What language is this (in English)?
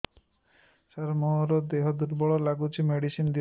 Odia